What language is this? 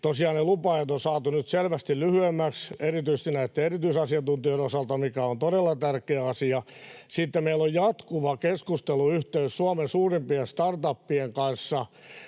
Finnish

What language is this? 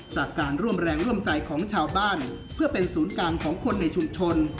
Thai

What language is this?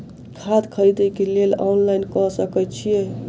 Maithili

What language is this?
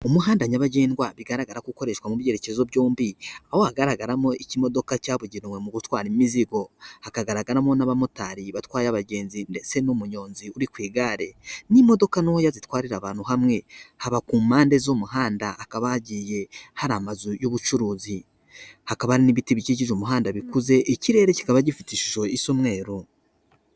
Kinyarwanda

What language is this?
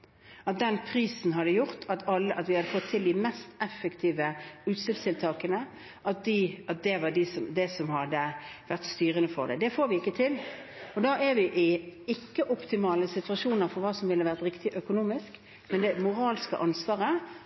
Norwegian Bokmål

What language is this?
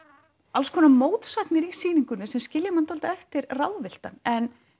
Icelandic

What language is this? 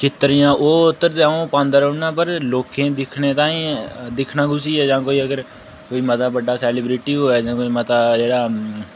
Dogri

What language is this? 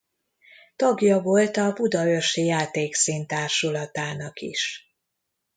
Hungarian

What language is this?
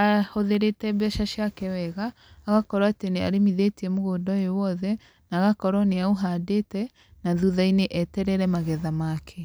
Kikuyu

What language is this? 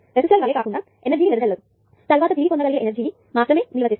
Telugu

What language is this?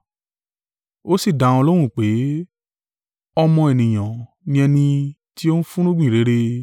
Yoruba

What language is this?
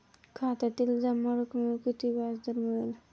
Marathi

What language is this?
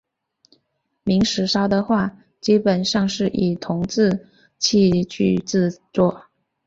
Chinese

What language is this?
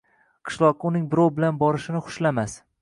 Uzbek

